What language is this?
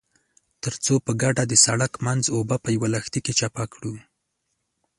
Pashto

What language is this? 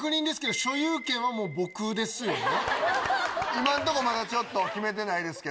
Japanese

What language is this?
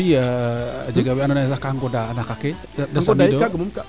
Serer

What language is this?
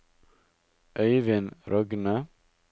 Norwegian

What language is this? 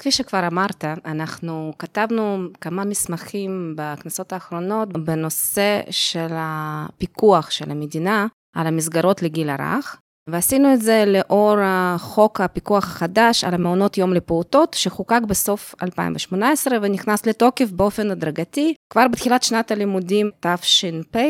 Hebrew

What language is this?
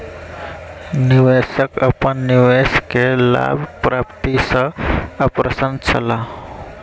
Maithili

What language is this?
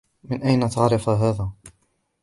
Arabic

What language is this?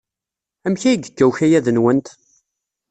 Kabyle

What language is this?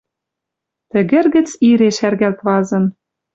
Western Mari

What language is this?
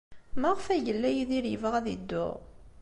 Kabyle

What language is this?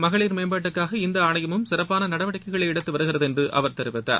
Tamil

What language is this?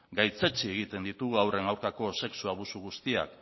Basque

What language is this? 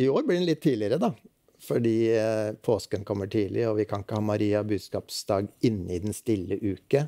Norwegian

